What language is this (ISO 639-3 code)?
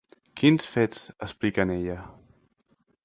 cat